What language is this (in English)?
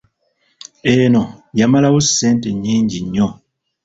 Ganda